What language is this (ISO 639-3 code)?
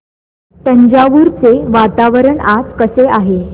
mar